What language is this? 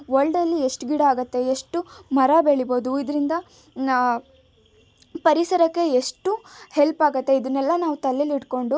Kannada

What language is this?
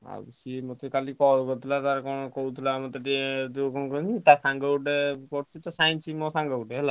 Odia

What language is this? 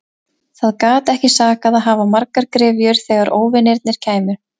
Icelandic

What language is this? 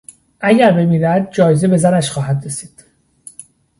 Persian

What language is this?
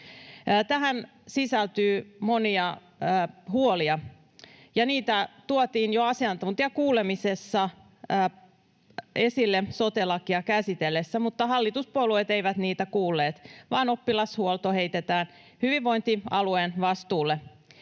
Finnish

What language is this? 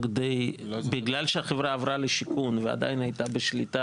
Hebrew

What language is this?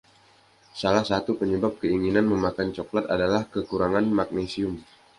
Indonesian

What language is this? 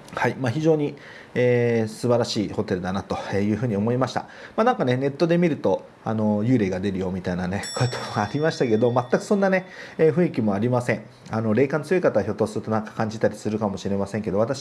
Japanese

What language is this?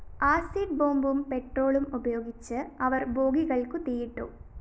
Malayalam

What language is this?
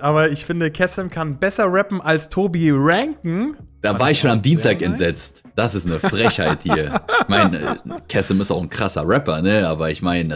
German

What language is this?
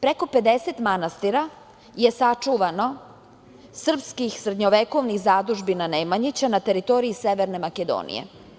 Serbian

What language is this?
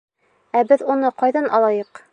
Bashkir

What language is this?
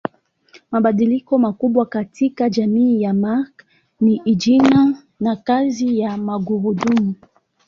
Swahili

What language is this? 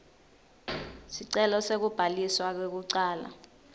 Swati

